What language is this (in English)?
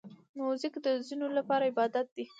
Pashto